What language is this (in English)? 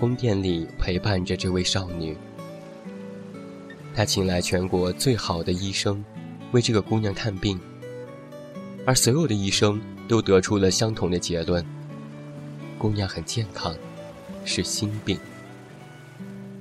Chinese